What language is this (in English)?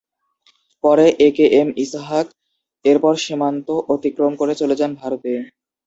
Bangla